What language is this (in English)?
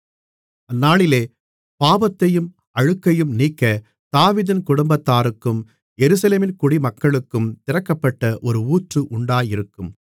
Tamil